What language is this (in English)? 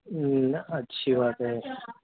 Urdu